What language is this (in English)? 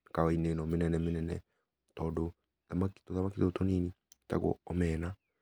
Kikuyu